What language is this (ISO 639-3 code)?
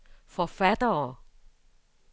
dan